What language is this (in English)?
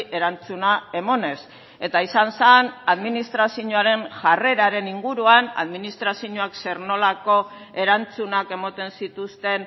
Basque